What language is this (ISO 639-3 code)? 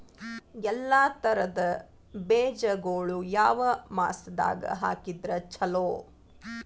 kan